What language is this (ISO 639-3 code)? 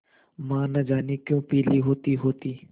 hin